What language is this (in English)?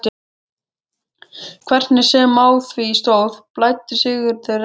Icelandic